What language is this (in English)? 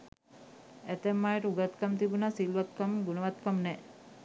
Sinhala